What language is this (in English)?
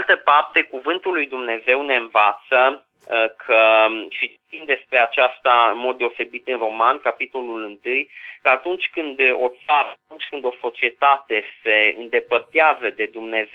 Romanian